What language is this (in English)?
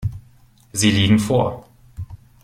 German